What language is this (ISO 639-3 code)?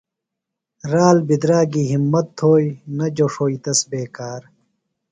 phl